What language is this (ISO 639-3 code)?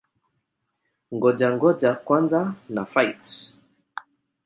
swa